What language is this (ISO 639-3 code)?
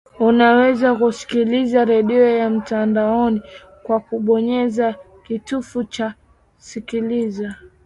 swa